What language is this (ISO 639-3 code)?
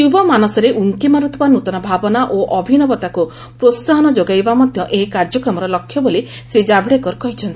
ori